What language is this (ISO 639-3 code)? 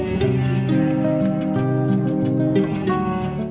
vie